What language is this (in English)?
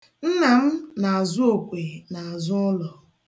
Igbo